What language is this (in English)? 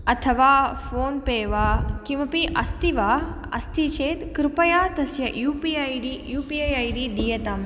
Sanskrit